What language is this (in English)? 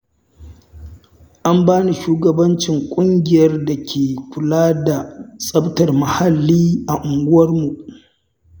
Hausa